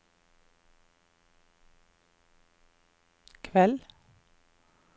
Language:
Norwegian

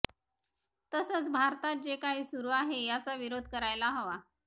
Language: Marathi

